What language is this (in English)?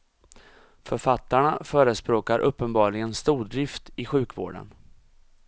Swedish